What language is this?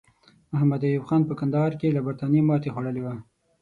Pashto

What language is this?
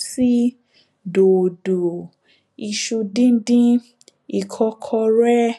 Yoruba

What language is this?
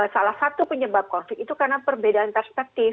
Indonesian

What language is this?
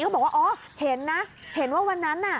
Thai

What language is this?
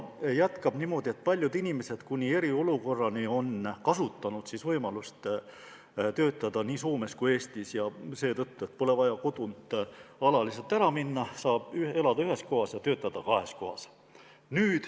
Estonian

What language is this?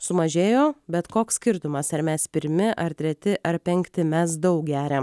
Lithuanian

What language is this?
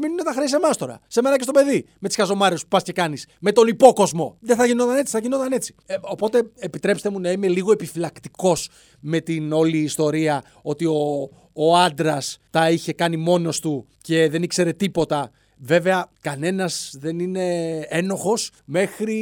Greek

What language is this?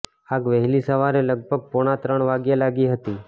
Gujarati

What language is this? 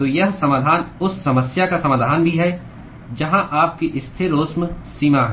Hindi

